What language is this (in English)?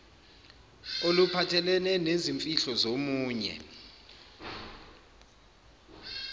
Zulu